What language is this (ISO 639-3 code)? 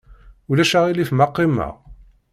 kab